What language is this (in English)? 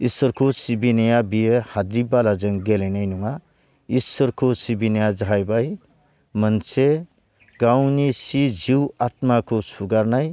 Bodo